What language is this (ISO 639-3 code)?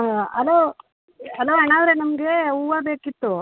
kan